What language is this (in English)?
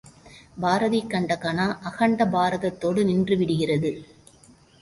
Tamil